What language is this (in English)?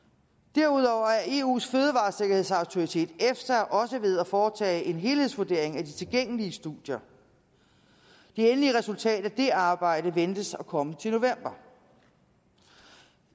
Danish